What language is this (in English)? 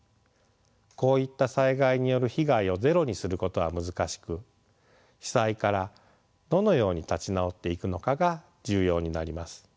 Japanese